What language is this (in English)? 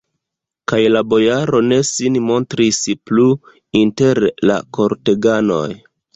Esperanto